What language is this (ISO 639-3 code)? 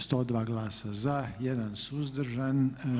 hrv